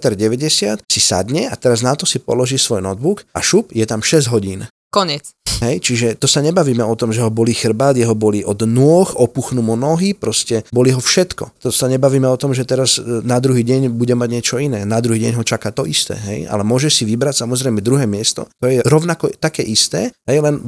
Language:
Slovak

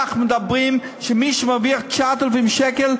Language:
Hebrew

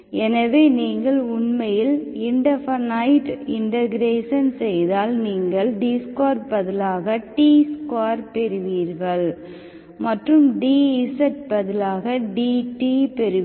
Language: Tamil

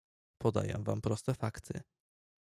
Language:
Polish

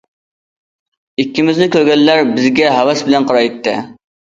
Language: Uyghur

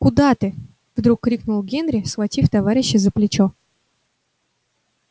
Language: Russian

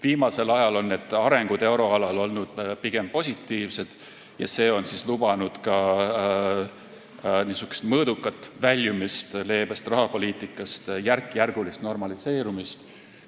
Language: Estonian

